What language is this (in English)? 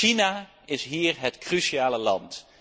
Dutch